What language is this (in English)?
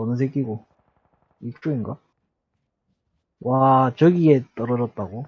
Korean